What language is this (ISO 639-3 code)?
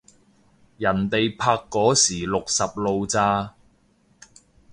yue